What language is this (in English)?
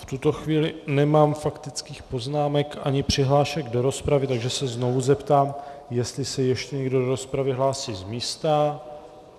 Czech